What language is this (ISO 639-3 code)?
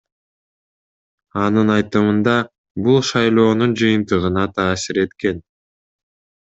kir